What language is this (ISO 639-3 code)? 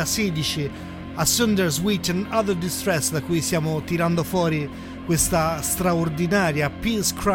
ita